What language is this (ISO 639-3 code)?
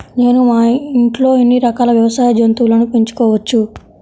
tel